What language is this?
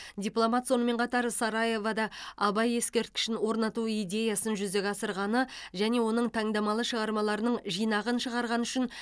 Kazakh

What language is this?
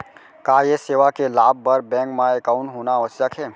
Chhattisgarhi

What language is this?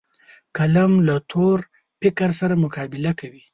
Pashto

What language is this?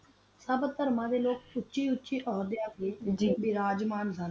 Punjabi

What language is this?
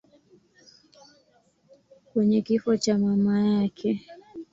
Swahili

